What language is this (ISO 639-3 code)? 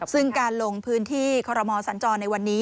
tha